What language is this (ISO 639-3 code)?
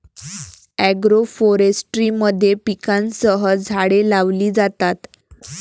mar